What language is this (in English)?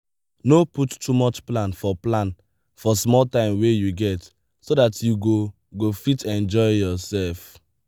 Nigerian Pidgin